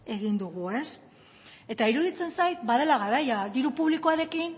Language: Basque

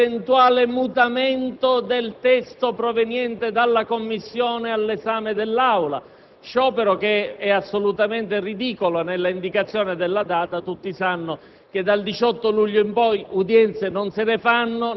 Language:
Italian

